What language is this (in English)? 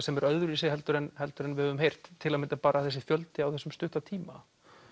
Icelandic